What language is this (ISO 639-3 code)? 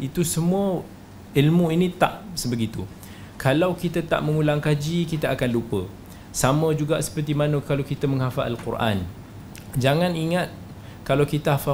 msa